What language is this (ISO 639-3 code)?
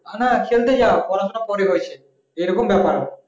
ben